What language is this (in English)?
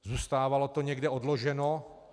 Czech